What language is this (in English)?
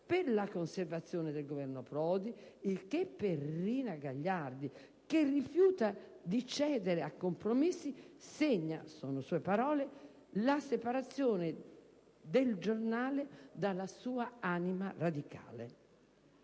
Italian